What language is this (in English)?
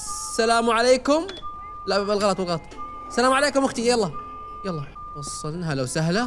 Arabic